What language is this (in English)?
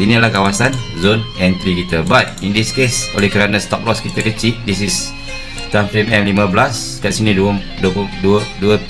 Malay